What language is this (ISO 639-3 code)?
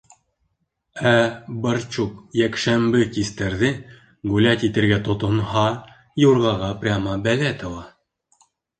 bak